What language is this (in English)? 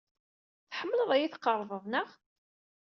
Kabyle